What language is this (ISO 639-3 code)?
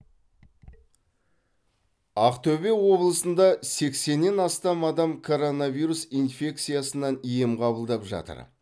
kaz